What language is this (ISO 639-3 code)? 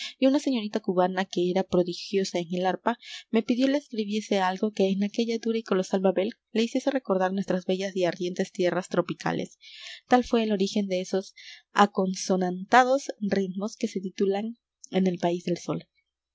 spa